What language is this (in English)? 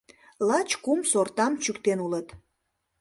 Mari